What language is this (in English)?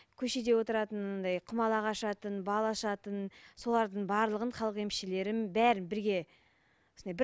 Kazakh